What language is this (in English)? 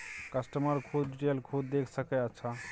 Maithili